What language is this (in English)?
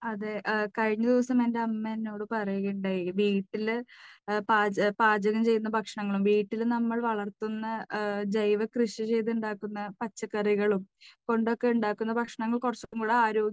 Malayalam